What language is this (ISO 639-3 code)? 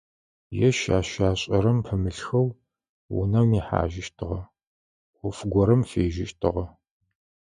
ady